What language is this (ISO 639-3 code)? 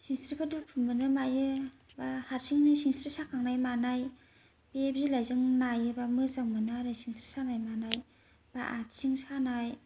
brx